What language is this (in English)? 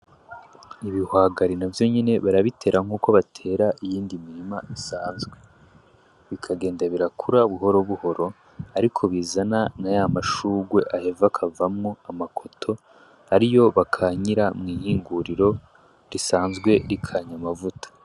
Rundi